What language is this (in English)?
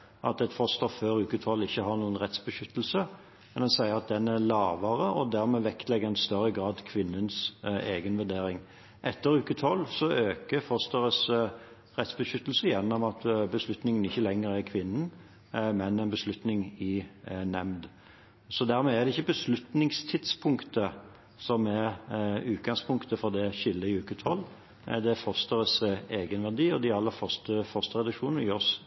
Norwegian Bokmål